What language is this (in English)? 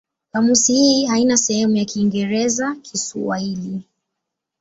Swahili